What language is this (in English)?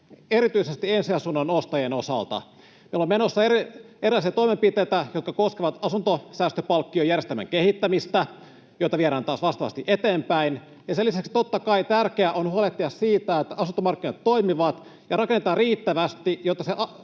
Finnish